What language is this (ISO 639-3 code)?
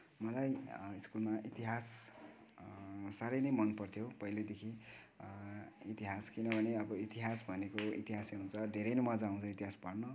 nep